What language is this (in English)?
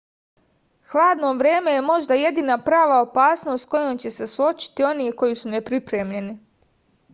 Serbian